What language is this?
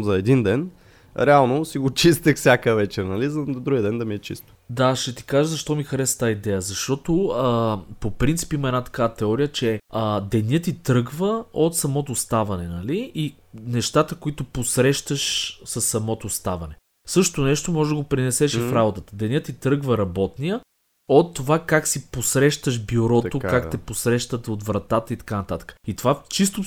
Bulgarian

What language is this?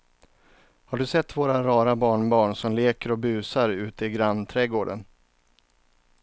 Swedish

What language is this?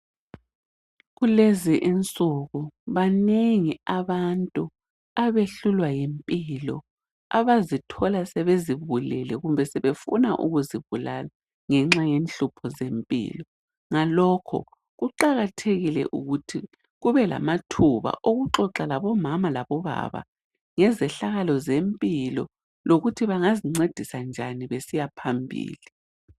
North Ndebele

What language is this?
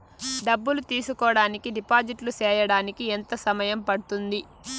Telugu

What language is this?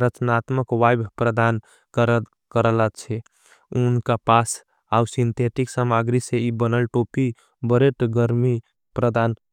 Angika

